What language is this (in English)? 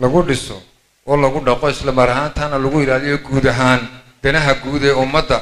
Arabic